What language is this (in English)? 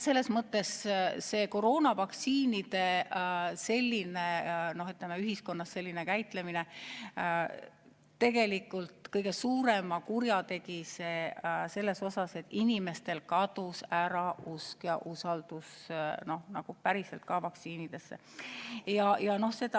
Estonian